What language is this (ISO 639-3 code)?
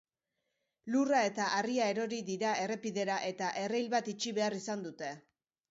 eus